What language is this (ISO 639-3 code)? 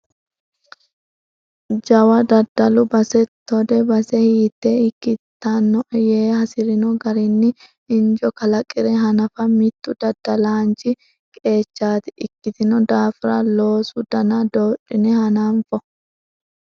sid